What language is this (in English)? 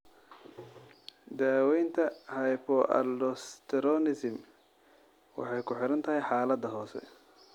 Somali